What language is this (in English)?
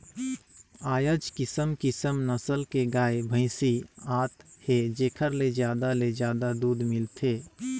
Chhattisgarhi